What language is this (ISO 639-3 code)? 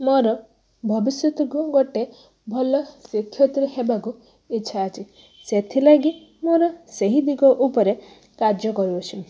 ori